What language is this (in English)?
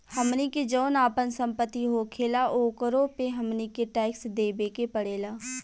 Bhojpuri